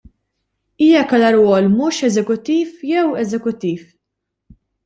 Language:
Maltese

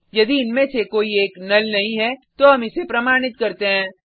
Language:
Hindi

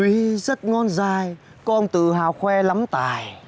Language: Vietnamese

